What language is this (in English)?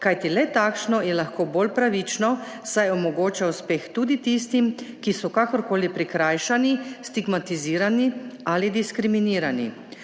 Slovenian